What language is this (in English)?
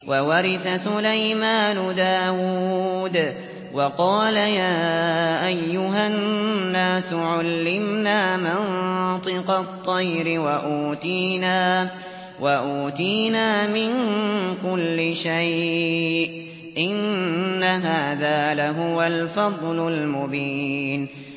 Arabic